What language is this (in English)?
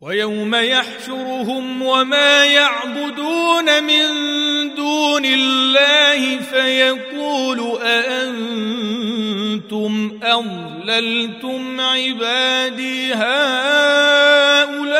Arabic